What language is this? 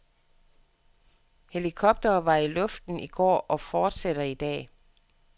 Danish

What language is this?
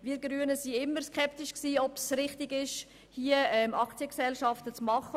Swiss German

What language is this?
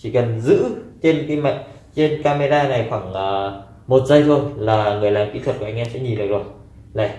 Vietnamese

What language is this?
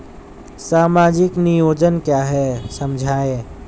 Hindi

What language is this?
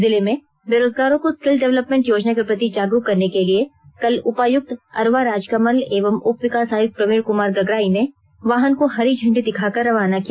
Hindi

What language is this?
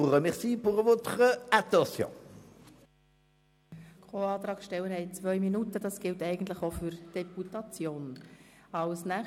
Swiss German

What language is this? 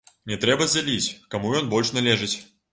Belarusian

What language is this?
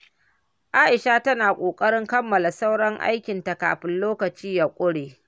Hausa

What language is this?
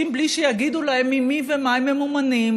Hebrew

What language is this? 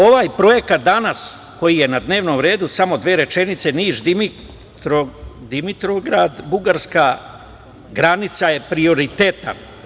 Serbian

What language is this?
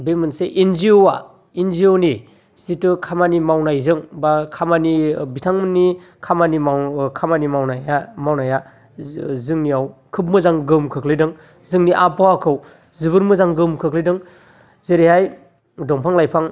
Bodo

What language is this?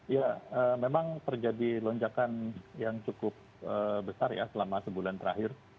Indonesian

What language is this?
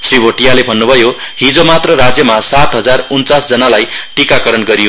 Nepali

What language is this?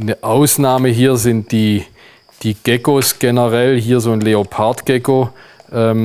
German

